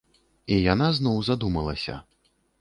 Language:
Belarusian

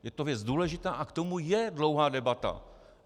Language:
Czech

